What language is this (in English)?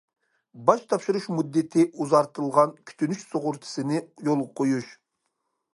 Uyghur